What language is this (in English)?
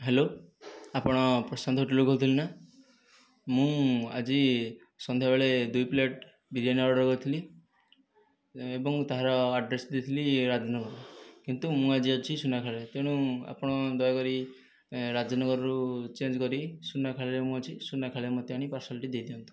Odia